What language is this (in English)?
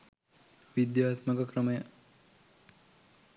Sinhala